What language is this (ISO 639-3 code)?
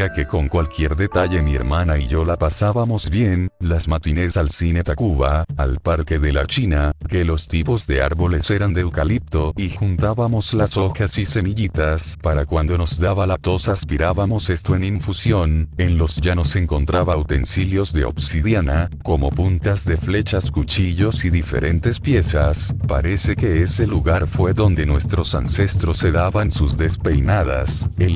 spa